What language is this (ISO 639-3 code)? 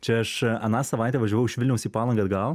lit